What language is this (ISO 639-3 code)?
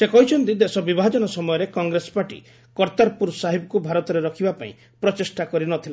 ori